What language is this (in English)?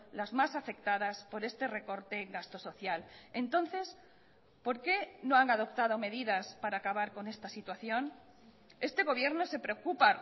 Spanish